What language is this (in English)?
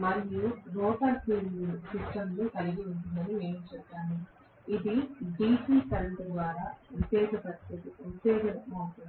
Telugu